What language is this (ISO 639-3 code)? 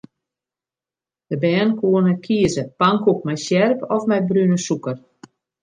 fry